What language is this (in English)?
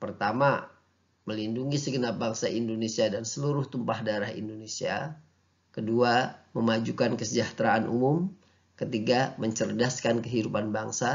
Indonesian